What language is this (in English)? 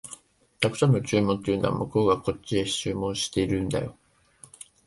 Japanese